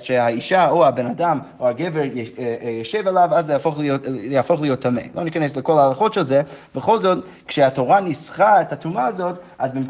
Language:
Hebrew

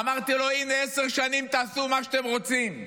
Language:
Hebrew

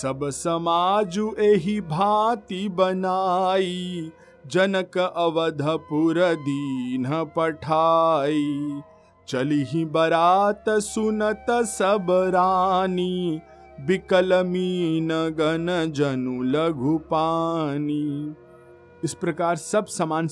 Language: Hindi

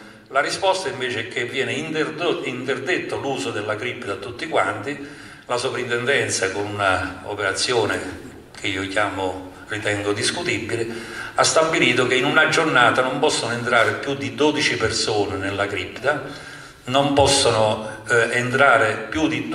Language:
Italian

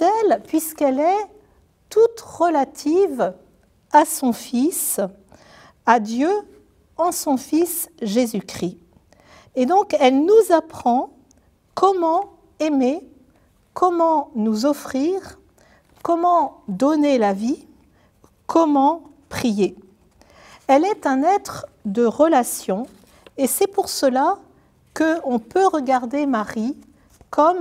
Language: French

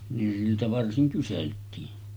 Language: Finnish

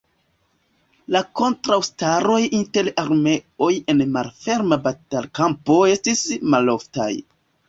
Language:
Esperanto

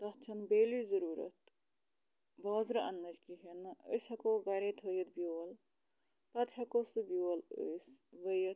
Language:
Kashmiri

